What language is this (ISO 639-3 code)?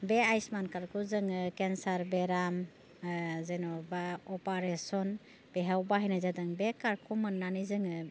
brx